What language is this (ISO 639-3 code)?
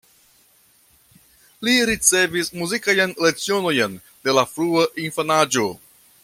epo